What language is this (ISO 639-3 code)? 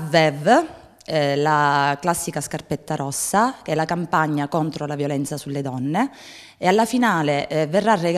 ita